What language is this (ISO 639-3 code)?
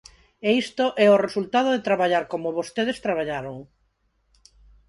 glg